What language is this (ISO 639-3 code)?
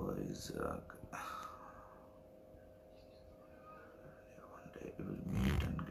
tel